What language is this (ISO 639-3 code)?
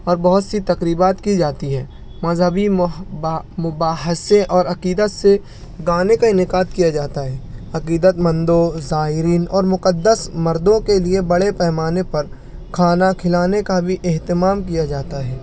urd